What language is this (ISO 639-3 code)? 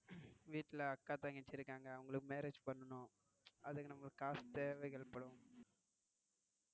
tam